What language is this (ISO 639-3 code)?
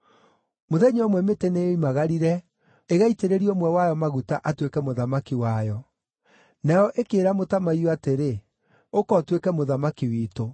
kik